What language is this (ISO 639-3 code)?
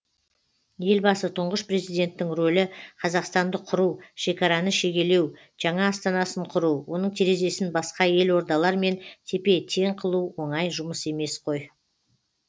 kaz